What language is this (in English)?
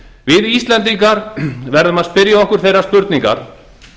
Icelandic